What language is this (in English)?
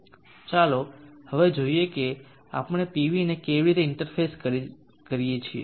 Gujarati